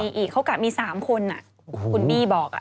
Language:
Thai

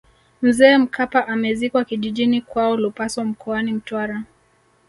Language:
Swahili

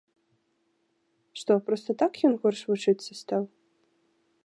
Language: Belarusian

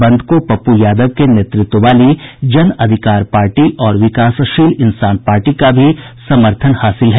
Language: Hindi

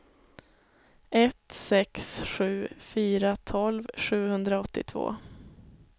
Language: Swedish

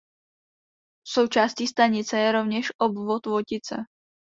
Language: Czech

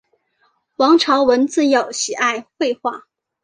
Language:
Chinese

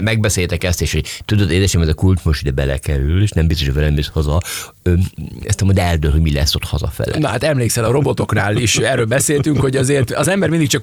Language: Hungarian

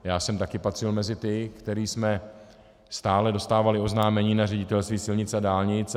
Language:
Czech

